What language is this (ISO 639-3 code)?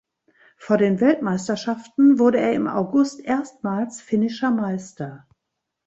deu